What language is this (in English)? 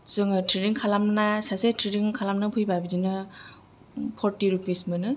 Bodo